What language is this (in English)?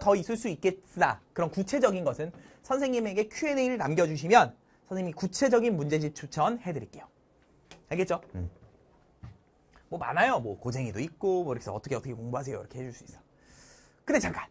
Korean